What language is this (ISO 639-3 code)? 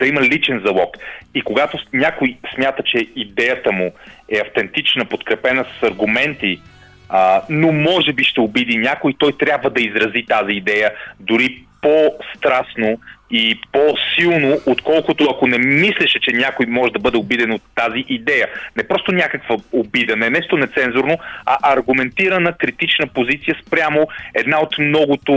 bul